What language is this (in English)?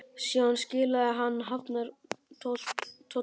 Icelandic